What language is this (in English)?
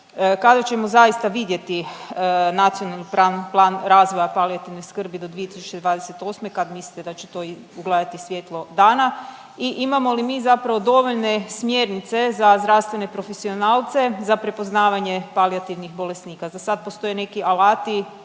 Croatian